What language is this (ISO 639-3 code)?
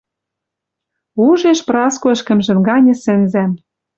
mrj